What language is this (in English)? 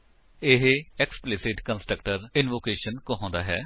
Punjabi